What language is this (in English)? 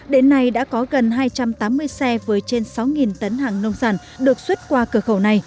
Vietnamese